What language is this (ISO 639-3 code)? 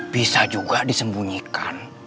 ind